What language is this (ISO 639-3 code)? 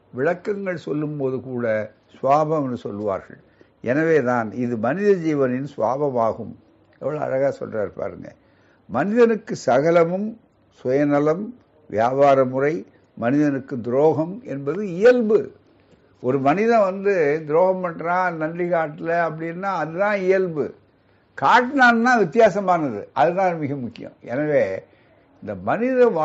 tam